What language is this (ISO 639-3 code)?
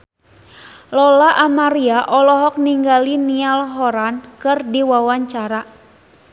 sun